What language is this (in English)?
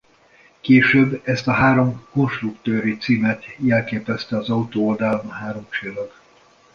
Hungarian